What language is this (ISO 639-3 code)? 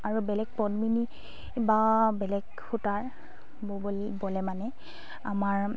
asm